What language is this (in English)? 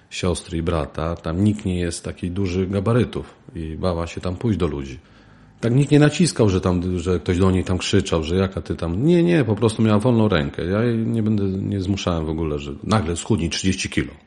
Polish